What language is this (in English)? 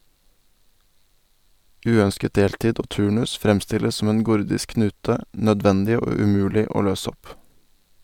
Norwegian